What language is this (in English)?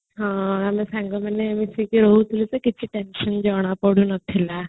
Odia